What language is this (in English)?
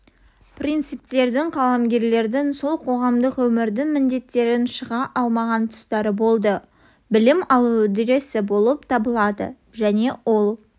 Kazakh